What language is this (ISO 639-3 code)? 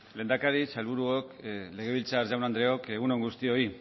eus